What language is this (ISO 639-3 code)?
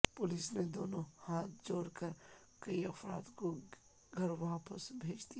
urd